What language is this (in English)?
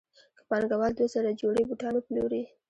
Pashto